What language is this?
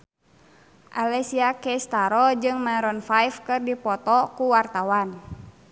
Sundanese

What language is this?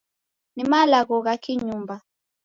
Taita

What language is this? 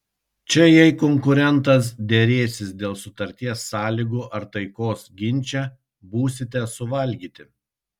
Lithuanian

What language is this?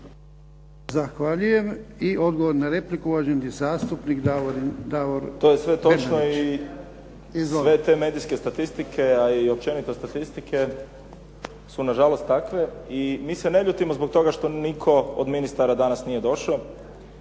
Croatian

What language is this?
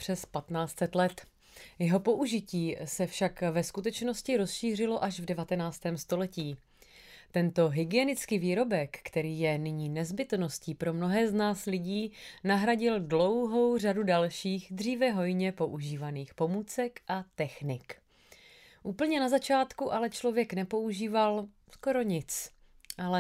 Czech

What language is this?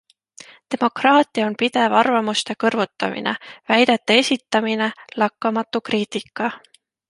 Estonian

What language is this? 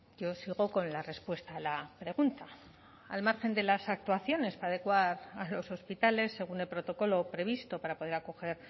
Spanish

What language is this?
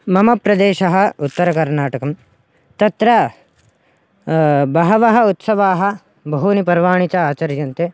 Sanskrit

